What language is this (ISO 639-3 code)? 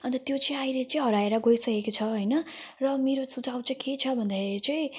nep